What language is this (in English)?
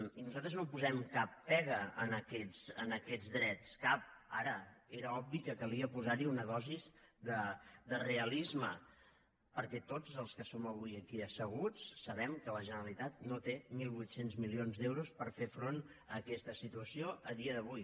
Catalan